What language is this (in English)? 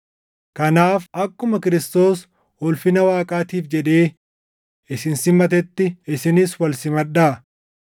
Oromo